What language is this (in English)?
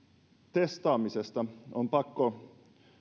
Finnish